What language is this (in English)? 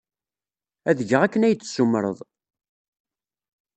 Kabyle